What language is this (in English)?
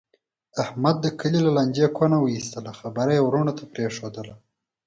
Pashto